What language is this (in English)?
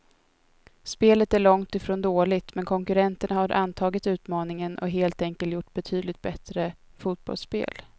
Swedish